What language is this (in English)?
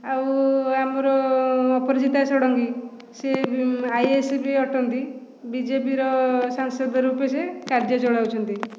Odia